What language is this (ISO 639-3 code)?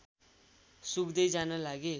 nep